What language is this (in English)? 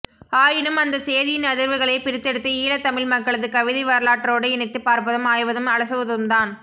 Tamil